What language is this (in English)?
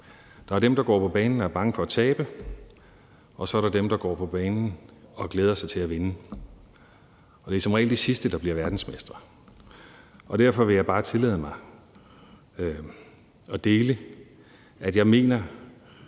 Danish